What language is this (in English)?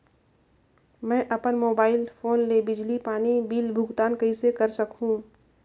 Chhattisgarhi